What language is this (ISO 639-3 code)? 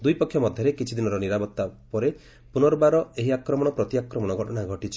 ori